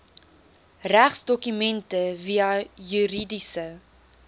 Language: Afrikaans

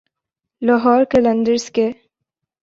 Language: Urdu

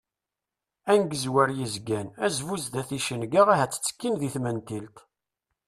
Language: Kabyle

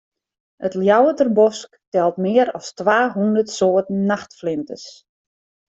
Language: Western Frisian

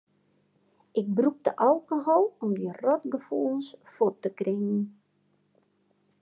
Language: Western Frisian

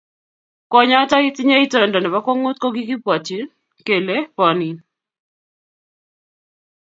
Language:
Kalenjin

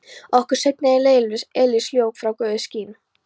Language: Icelandic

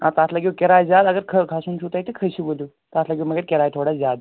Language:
Kashmiri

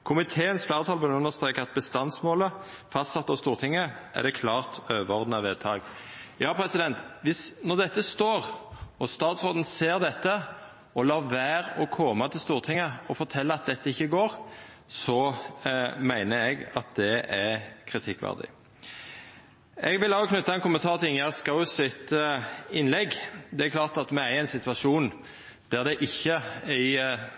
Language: Norwegian Nynorsk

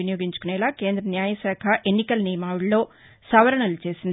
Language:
Telugu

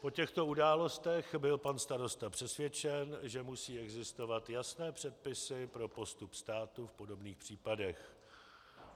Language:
Czech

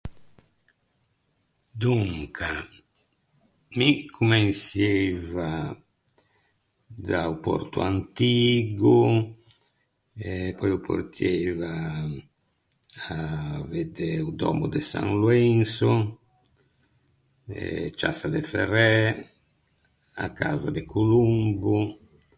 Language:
Ligurian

